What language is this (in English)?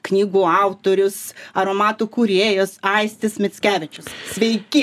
Lithuanian